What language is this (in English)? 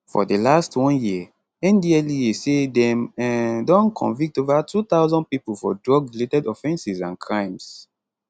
Nigerian Pidgin